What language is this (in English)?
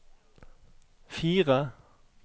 Norwegian